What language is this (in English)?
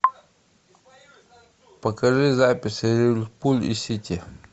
Russian